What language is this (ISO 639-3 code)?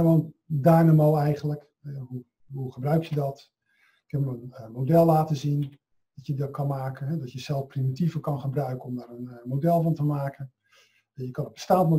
nld